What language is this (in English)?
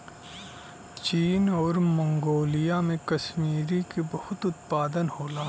Bhojpuri